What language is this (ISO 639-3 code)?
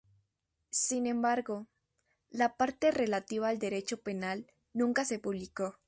spa